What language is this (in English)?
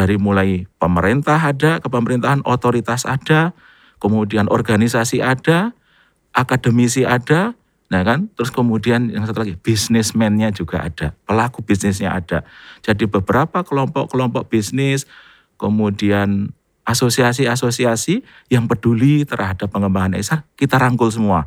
Indonesian